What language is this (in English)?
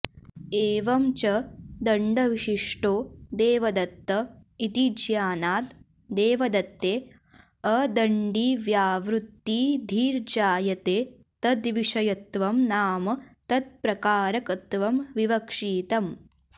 Sanskrit